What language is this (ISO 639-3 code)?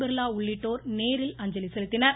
tam